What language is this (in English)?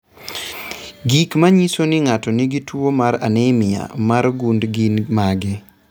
Luo (Kenya and Tanzania)